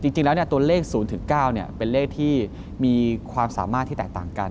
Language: Thai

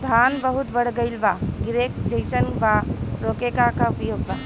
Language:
Bhojpuri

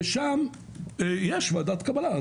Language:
Hebrew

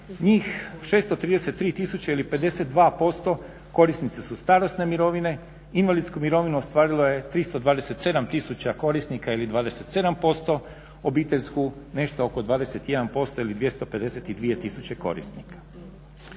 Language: Croatian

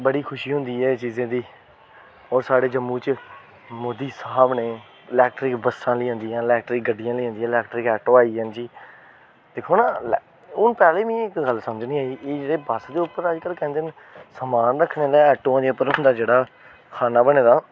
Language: Dogri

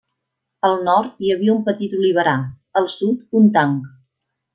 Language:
Catalan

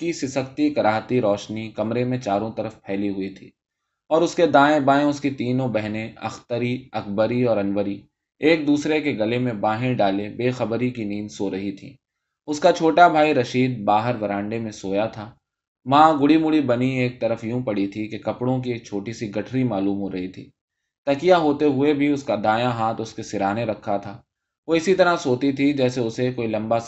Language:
Urdu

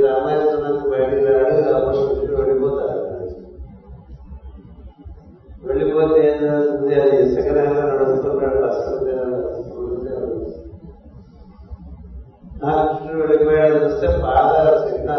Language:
Telugu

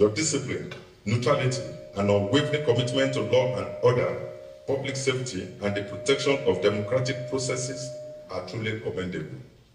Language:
English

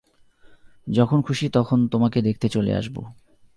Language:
Bangla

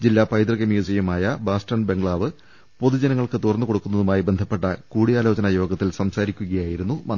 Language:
Malayalam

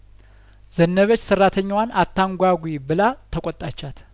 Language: Amharic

